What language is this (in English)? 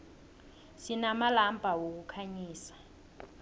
South Ndebele